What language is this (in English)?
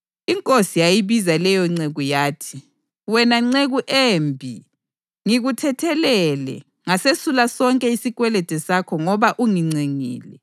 North Ndebele